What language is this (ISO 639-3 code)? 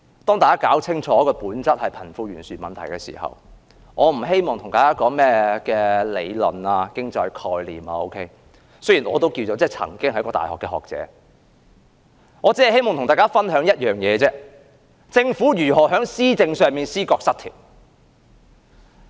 yue